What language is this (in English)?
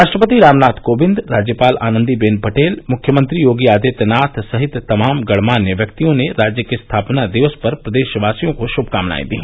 Hindi